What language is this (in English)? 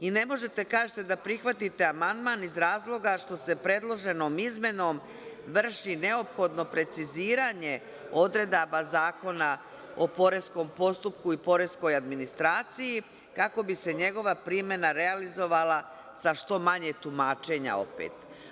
Serbian